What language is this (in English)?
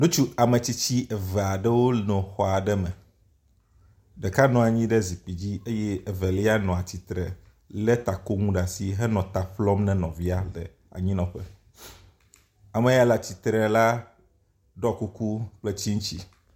Ewe